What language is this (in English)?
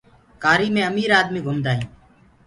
Gurgula